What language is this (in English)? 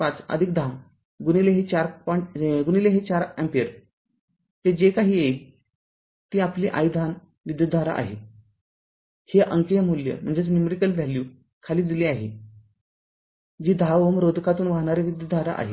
Marathi